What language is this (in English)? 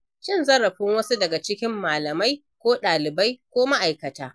Hausa